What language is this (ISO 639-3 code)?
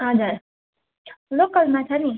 nep